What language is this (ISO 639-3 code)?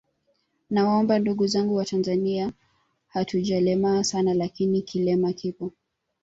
swa